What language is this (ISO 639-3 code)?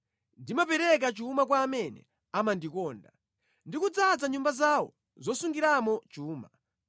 nya